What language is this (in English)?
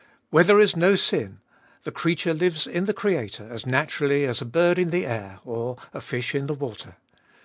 English